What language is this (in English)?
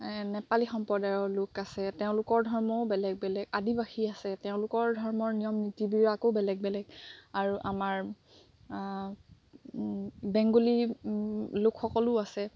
Assamese